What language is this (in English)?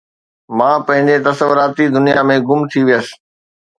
Sindhi